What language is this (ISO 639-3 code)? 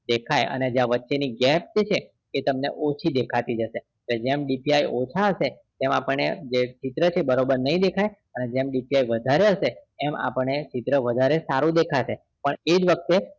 guj